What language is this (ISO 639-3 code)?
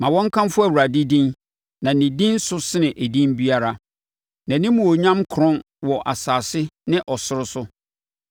aka